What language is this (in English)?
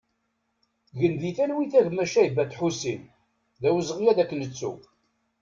Kabyle